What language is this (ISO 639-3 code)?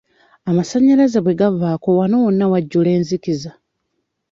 lug